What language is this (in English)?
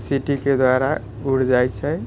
Maithili